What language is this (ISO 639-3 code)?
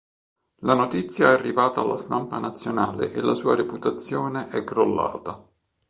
ita